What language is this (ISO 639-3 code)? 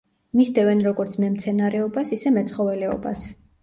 kat